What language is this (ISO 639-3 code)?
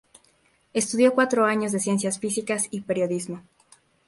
spa